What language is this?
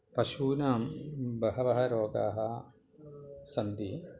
Sanskrit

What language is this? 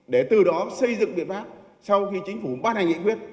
Vietnamese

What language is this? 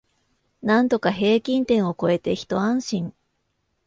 Japanese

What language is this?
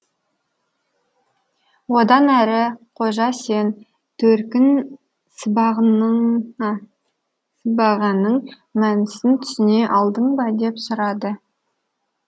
Kazakh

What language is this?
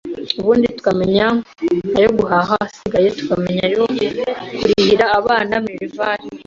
Kinyarwanda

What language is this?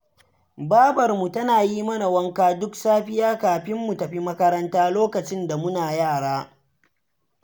Hausa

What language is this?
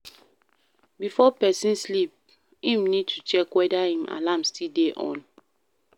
Nigerian Pidgin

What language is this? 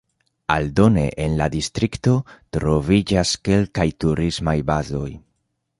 Esperanto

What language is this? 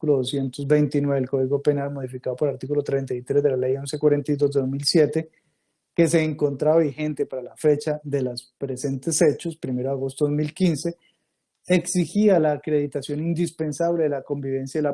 Spanish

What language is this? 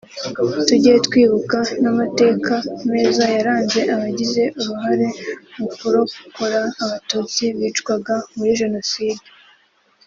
Kinyarwanda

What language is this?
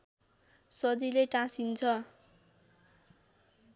Nepali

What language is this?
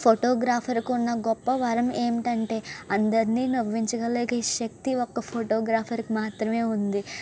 Telugu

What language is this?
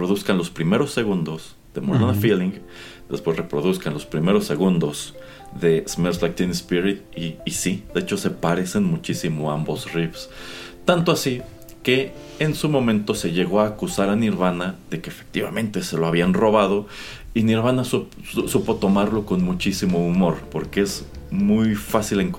Spanish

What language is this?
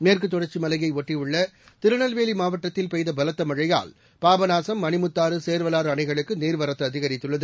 Tamil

